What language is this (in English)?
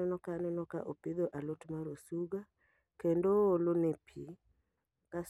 Luo (Kenya and Tanzania)